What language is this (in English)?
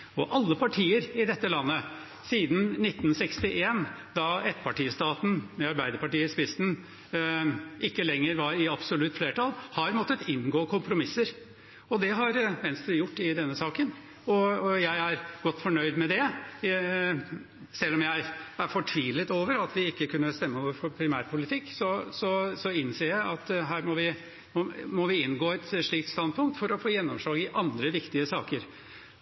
Norwegian Bokmål